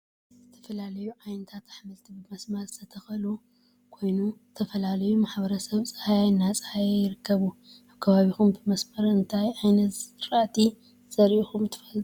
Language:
Tigrinya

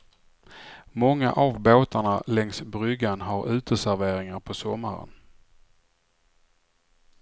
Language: Swedish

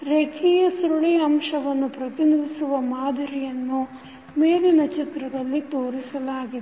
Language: Kannada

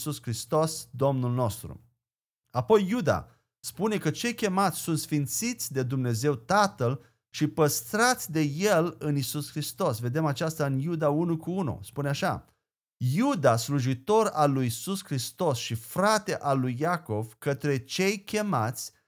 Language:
Romanian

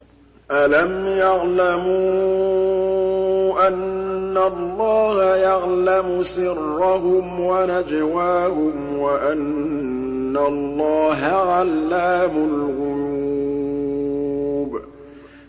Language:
Arabic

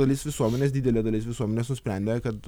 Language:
Lithuanian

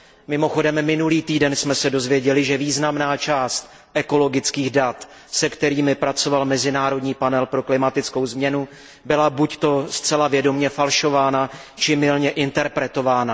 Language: Czech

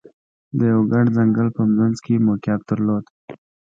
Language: Pashto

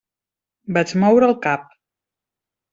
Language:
Catalan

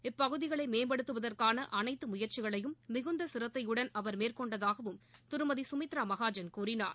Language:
Tamil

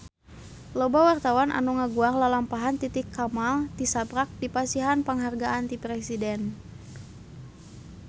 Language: Sundanese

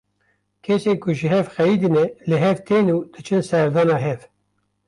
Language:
Kurdish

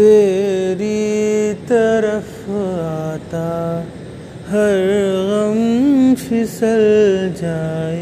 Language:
Hindi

